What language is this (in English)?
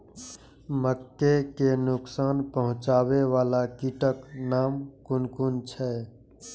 Maithili